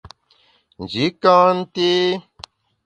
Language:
Bamun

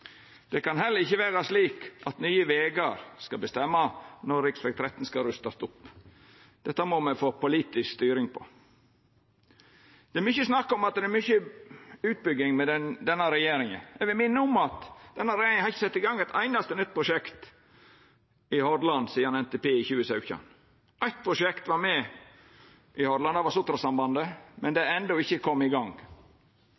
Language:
Norwegian Nynorsk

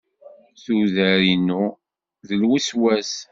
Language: Kabyle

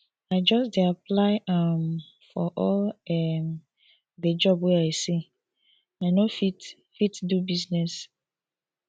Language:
Nigerian Pidgin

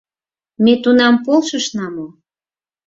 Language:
Mari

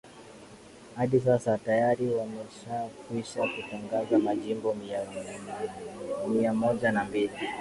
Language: Swahili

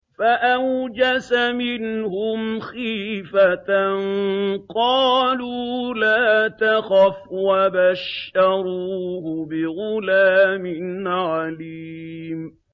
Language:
Arabic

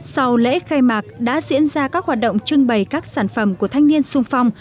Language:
Vietnamese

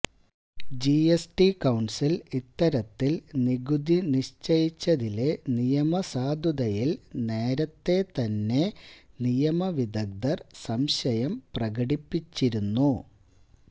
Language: Malayalam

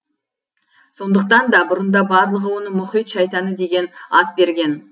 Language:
Kazakh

